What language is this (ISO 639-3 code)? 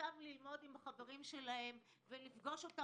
heb